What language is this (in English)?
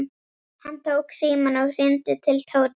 Icelandic